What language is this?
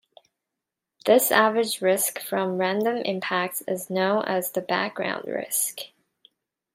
English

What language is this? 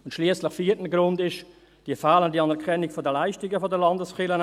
Swiss German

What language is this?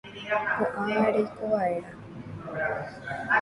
Guarani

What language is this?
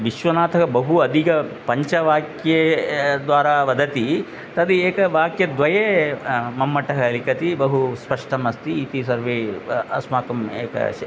Sanskrit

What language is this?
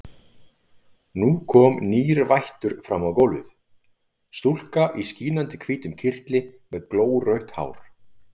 Icelandic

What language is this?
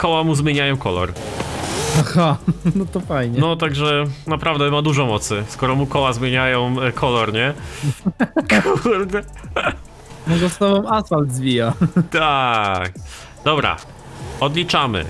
Polish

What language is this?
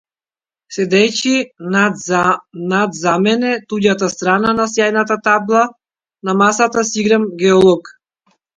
Macedonian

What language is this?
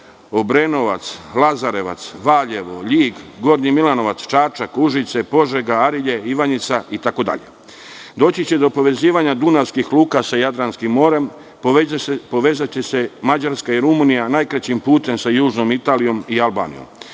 Serbian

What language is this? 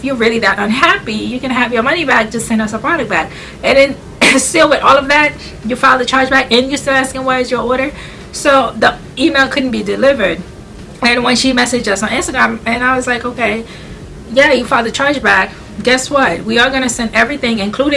English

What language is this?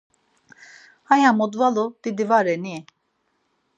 Laz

